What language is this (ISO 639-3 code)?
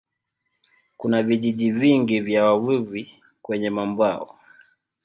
swa